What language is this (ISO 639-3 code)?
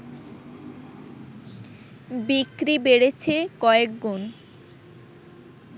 ben